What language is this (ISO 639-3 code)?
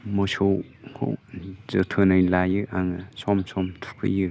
brx